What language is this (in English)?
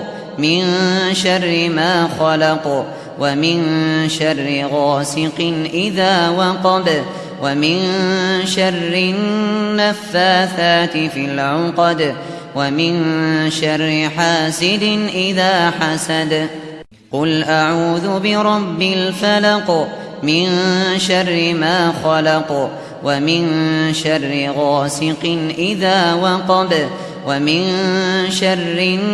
Arabic